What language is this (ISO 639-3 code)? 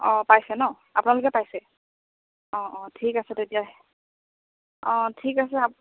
asm